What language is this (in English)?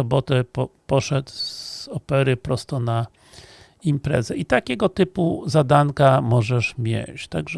Polish